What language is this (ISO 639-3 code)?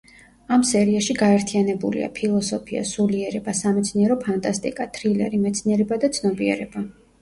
kat